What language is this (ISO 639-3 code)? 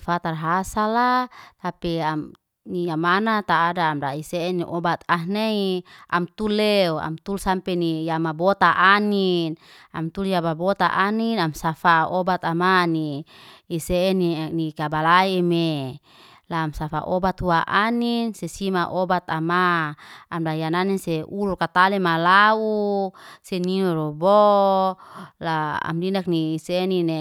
ste